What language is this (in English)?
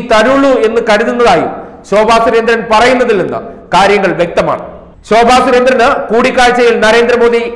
Hindi